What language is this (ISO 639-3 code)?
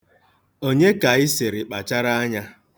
ibo